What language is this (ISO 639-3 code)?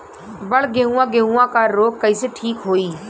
bho